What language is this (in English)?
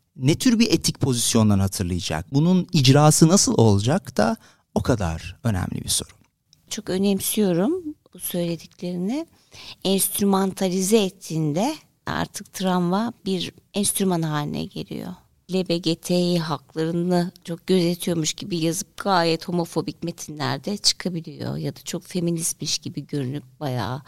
Turkish